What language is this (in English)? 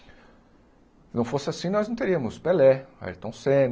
Portuguese